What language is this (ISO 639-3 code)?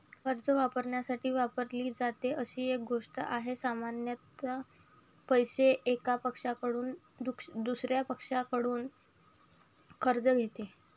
mar